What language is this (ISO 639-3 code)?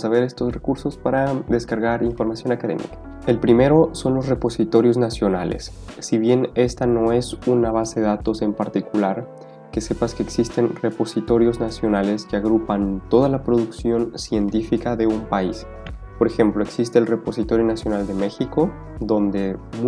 spa